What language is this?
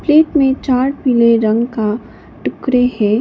Hindi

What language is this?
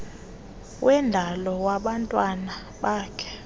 Xhosa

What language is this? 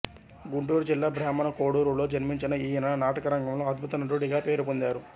Telugu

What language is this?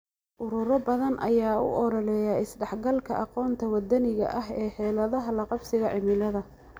Somali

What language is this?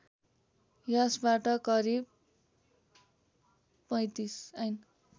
Nepali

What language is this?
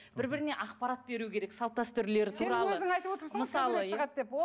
Kazakh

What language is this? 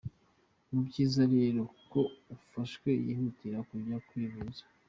Kinyarwanda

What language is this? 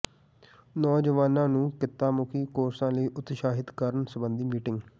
Punjabi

